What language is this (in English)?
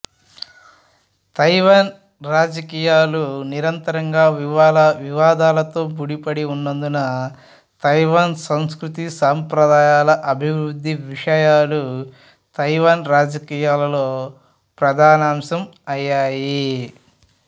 Telugu